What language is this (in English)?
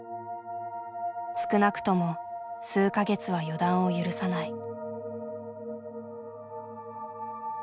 Japanese